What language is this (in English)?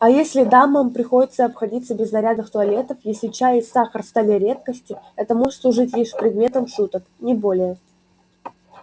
Russian